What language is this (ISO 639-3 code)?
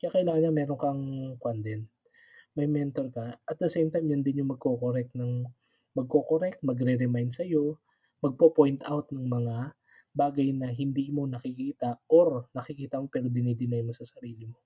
fil